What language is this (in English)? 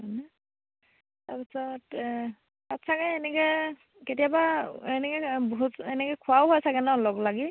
Assamese